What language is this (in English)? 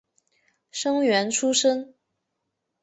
Chinese